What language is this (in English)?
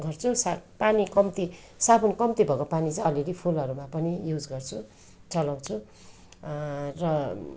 Nepali